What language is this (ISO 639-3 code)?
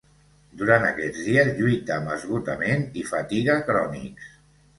cat